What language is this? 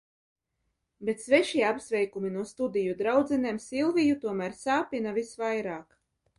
Latvian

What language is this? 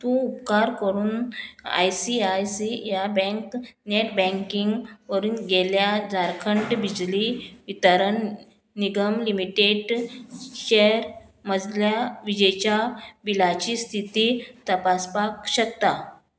Konkani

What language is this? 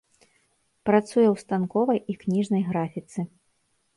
Belarusian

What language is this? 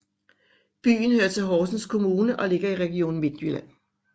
Danish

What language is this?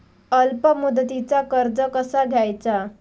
Marathi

